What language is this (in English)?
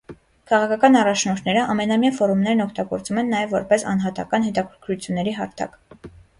Armenian